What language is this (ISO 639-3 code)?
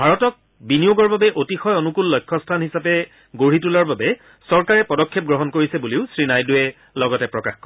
asm